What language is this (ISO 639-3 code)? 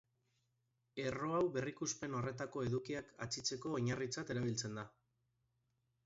eus